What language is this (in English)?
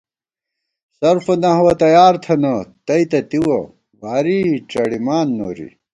Gawar-Bati